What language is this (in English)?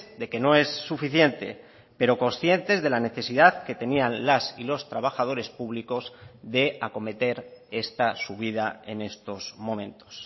Spanish